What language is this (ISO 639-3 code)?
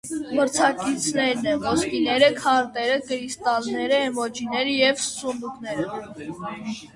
hye